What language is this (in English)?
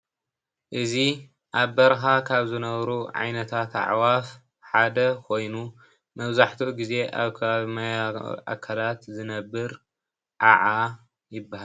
Tigrinya